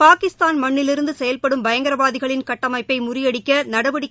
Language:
Tamil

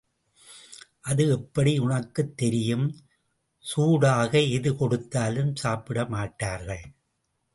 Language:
Tamil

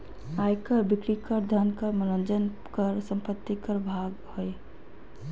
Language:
Magahi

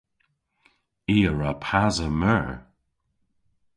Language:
Cornish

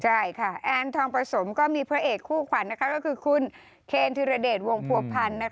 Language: Thai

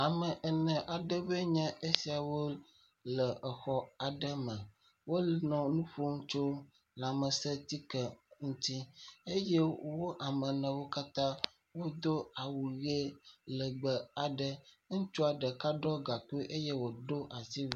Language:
Ewe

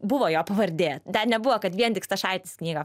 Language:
Lithuanian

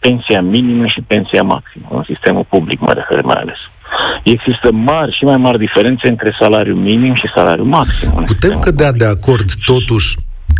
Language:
Romanian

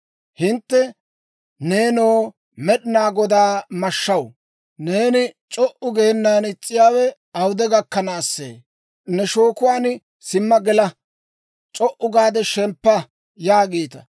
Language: Dawro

